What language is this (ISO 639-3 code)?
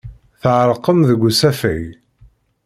kab